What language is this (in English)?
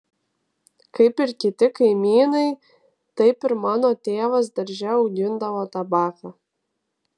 Lithuanian